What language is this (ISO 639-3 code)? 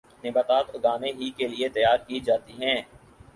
urd